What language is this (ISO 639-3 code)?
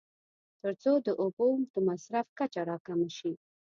pus